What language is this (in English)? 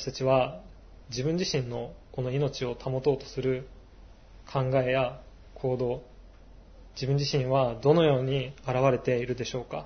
Japanese